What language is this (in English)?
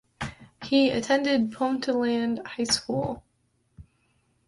English